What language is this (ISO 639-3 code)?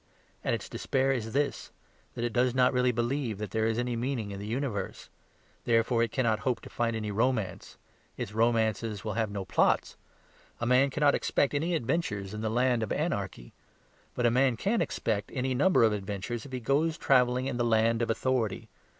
eng